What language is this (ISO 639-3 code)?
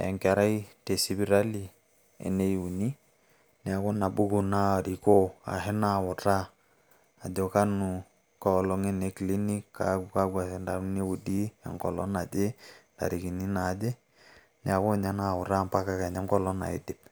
mas